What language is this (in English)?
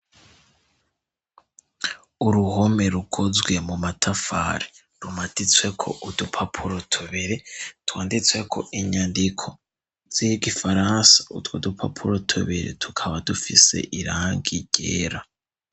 Rundi